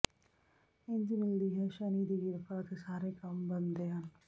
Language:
Punjabi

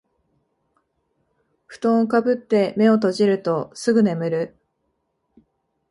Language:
Japanese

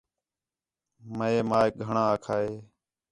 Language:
Khetrani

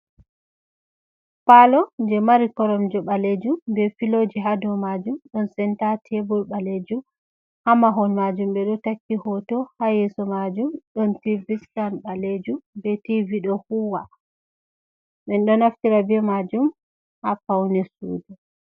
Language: Fula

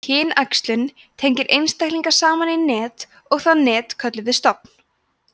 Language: Icelandic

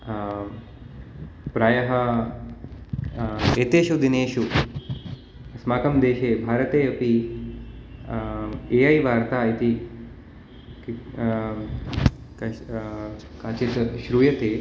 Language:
Sanskrit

